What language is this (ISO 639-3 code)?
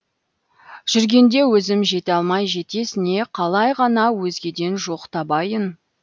kaz